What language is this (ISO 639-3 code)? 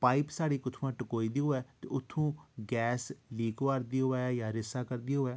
doi